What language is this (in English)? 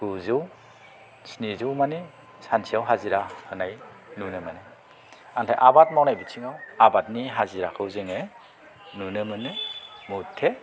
Bodo